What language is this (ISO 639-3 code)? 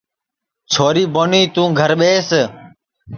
ssi